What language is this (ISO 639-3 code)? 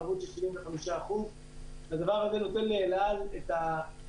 heb